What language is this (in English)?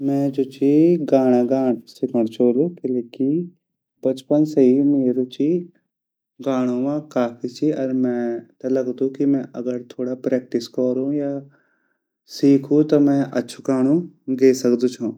Garhwali